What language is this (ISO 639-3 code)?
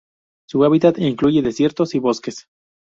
spa